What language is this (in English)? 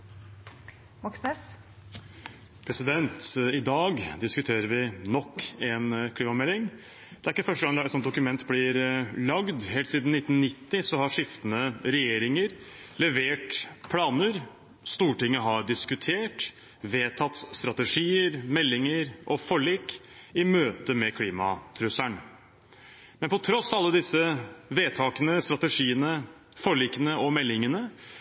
Norwegian